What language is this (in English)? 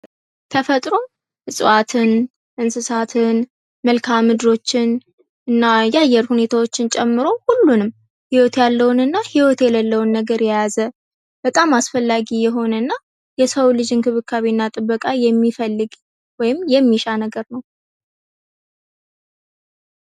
Amharic